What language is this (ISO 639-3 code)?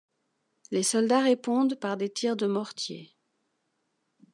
fra